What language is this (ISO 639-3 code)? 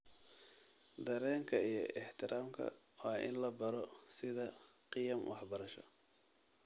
som